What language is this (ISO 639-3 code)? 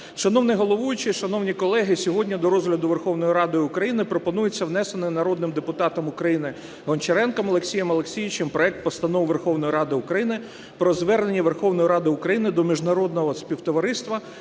ukr